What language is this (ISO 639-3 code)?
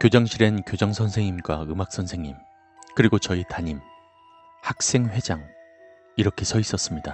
kor